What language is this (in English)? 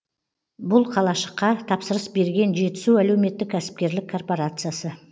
Kazakh